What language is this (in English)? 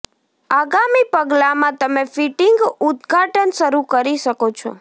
Gujarati